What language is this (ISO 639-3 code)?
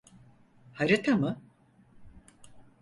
tur